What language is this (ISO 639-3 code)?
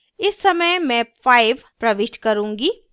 hin